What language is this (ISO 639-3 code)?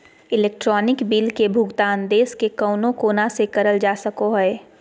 mag